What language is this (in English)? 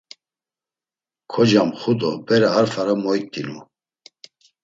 Laz